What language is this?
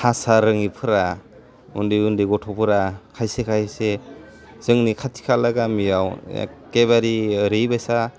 Bodo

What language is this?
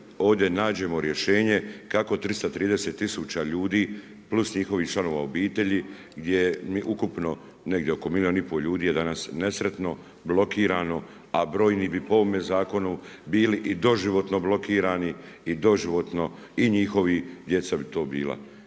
Croatian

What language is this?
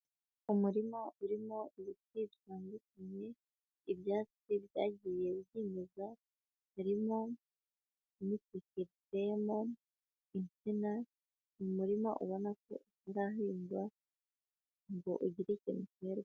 Kinyarwanda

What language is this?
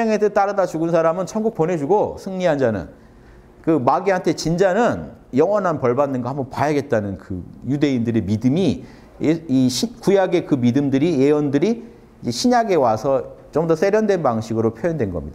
Korean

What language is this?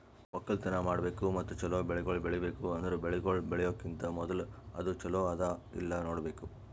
Kannada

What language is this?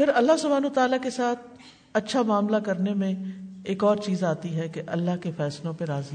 Urdu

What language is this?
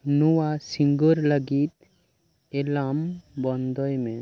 Santali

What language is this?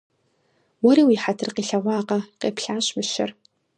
Kabardian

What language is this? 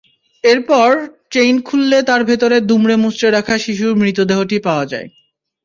Bangla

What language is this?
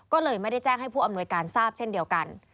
Thai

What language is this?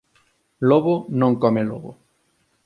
Galician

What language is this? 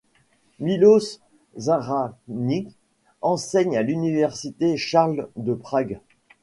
French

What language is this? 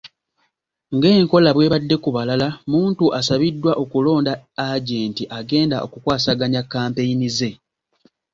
Ganda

